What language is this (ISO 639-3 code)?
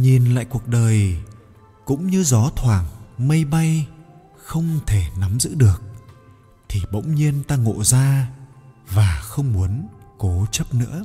vie